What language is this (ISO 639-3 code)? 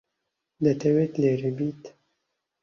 ckb